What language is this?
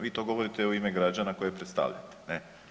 Croatian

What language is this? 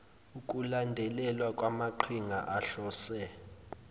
Zulu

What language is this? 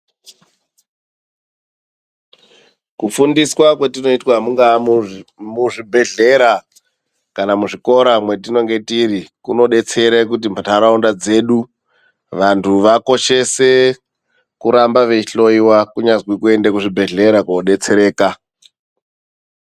Ndau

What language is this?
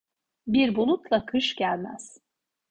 Turkish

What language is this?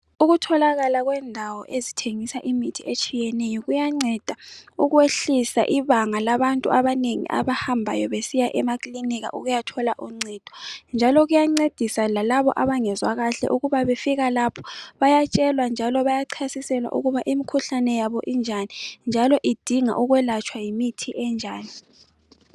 North Ndebele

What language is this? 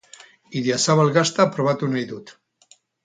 Basque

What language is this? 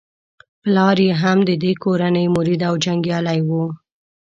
Pashto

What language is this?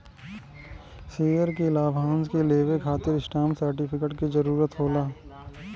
Bhojpuri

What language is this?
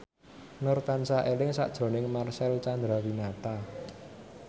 Javanese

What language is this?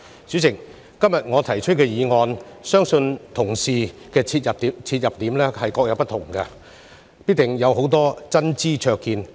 Cantonese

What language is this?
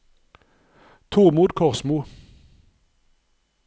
Norwegian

